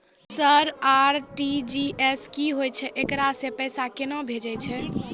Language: Maithili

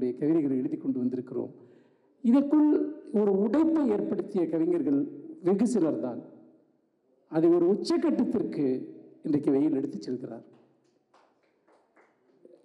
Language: Indonesian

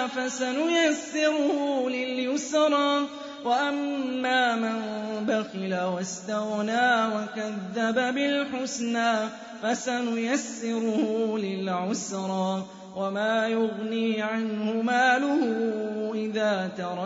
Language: Arabic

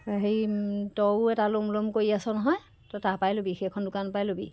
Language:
Assamese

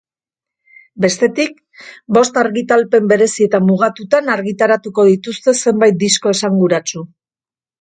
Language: Basque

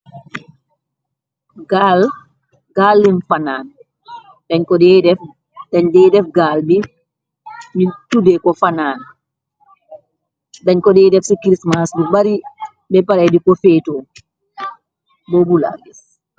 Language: Wolof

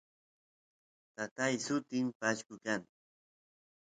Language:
Santiago del Estero Quichua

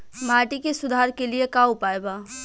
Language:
Bhojpuri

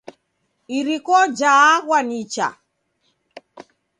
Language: Taita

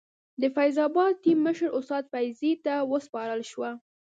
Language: Pashto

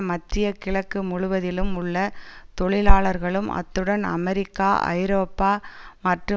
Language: Tamil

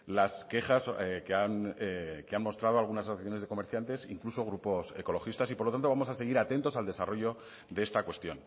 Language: Spanish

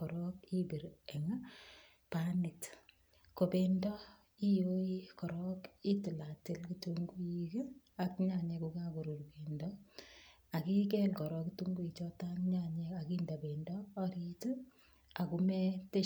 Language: Kalenjin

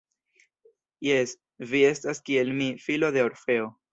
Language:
Esperanto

